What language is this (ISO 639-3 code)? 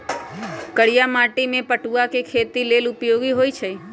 mag